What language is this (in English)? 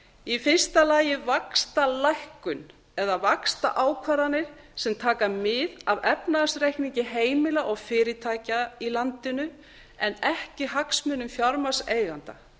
Icelandic